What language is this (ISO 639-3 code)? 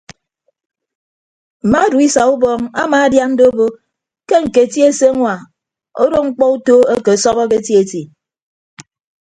ibb